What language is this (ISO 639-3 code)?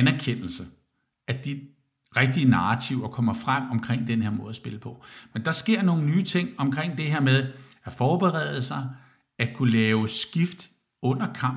dan